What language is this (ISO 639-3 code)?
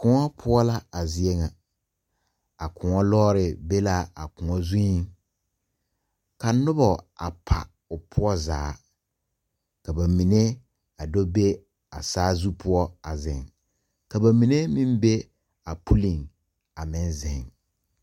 dga